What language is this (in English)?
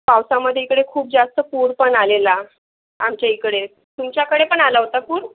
Marathi